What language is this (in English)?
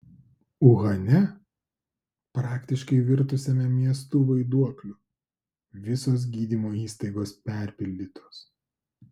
Lithuanian